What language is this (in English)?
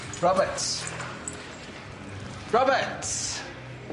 Welsh